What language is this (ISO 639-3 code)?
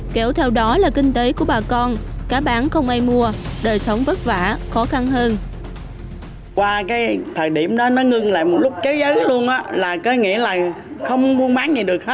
vie